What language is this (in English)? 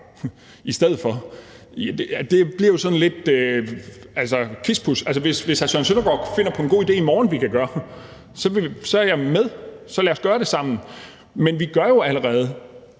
Danish